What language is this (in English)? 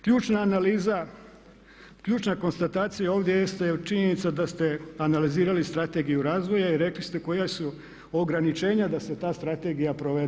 Croatian